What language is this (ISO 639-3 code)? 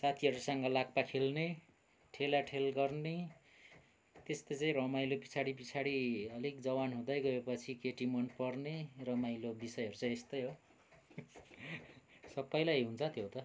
nep